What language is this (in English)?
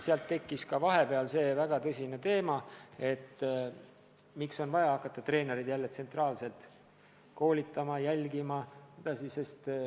Estonian